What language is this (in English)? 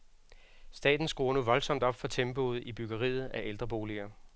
Danish